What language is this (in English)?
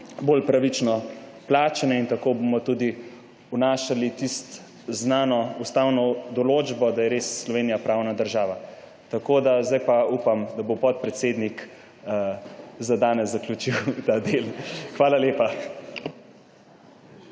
Slovenian